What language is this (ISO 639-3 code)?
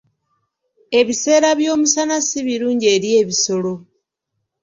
lug